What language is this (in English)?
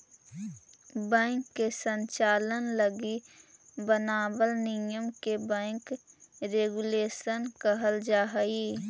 Magahi